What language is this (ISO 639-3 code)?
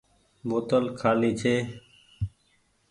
gig